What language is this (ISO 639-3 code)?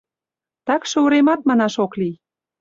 chm